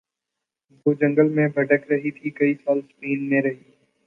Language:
Urdu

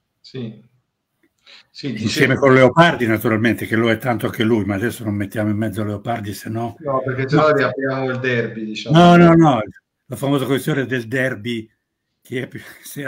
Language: Italian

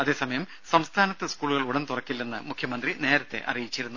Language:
Malayalam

